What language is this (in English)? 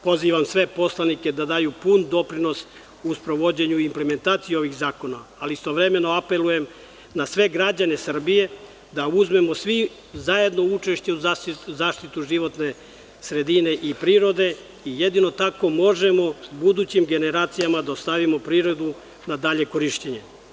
Serbian